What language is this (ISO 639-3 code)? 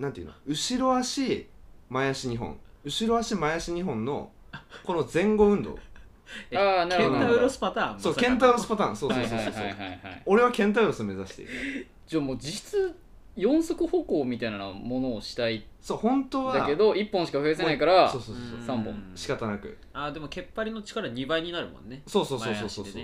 jpn